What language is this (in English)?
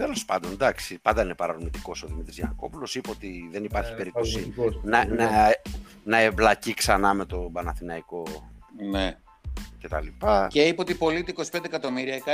Greek